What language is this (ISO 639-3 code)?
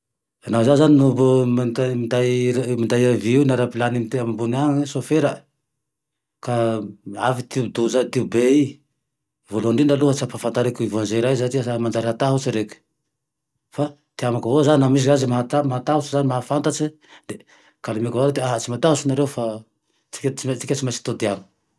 tdx